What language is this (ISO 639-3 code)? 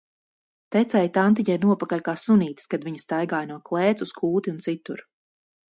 lav